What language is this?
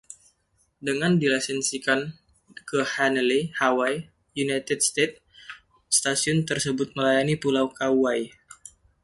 Indonesian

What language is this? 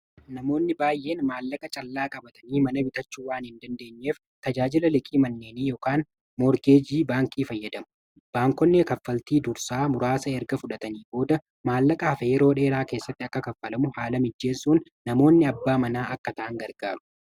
Oromo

